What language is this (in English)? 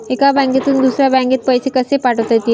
Marathi